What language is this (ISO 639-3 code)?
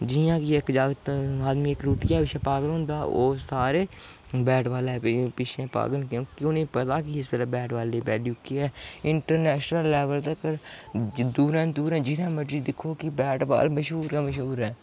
doi